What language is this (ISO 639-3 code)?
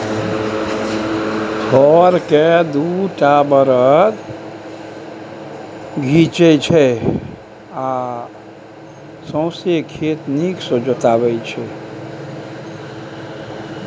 mai